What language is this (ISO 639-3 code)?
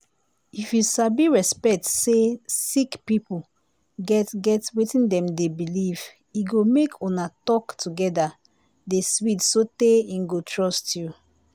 pcm